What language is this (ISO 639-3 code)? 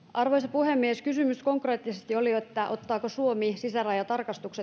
fin